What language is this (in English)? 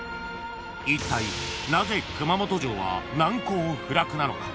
Japanese